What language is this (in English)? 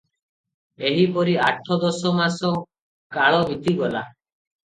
Odia